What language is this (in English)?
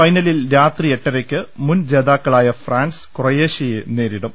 Malayalam